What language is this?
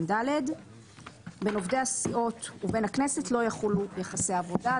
Hebrew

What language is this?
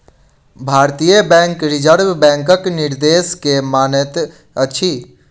Maithili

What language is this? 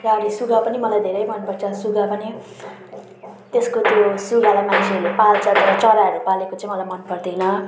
Nepali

